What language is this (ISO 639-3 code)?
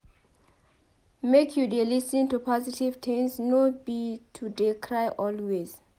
pcm